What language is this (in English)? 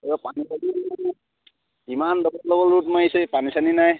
Assamese